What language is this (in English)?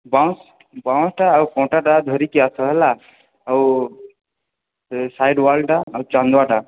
Odia